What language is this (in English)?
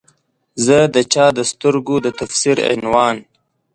Pashto